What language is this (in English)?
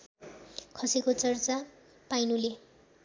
Nepali